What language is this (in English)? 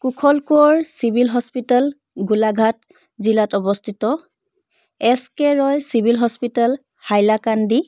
Assamese